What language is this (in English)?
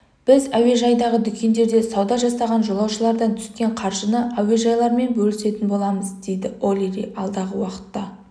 Kazakh